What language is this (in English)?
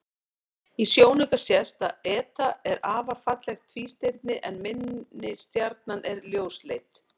Icelandic